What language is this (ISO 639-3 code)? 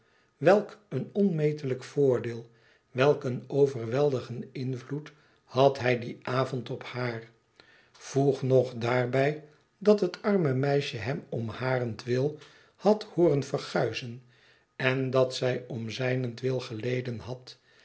nld